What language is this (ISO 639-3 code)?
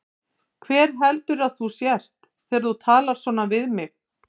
isl